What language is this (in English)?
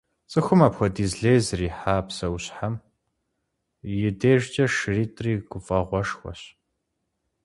Kabardian